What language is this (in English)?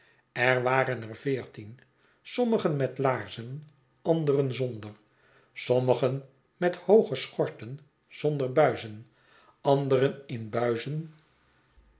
Dutch